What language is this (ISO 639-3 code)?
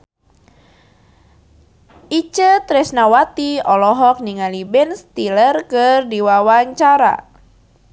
sun